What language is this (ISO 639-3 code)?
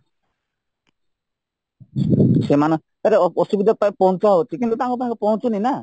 ori